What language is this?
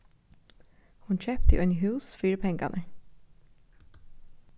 Faroese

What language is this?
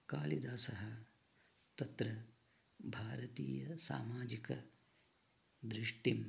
Sanskrit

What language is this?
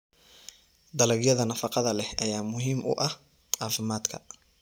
Somali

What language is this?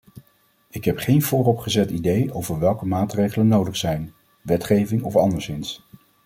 Dutch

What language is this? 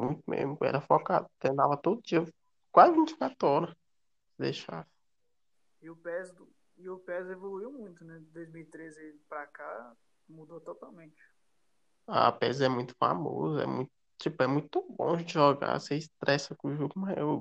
Portuguese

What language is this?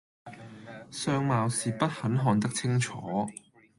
Cantonese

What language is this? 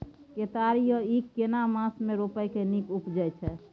Maithili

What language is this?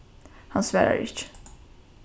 Faroese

